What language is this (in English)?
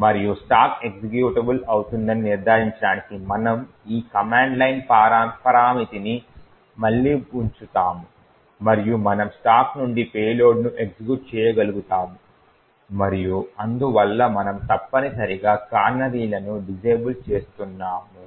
Telugu